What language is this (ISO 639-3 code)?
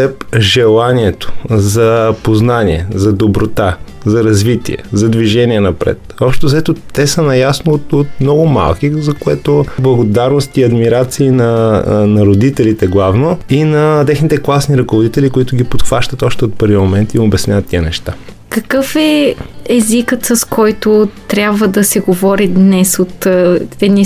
bul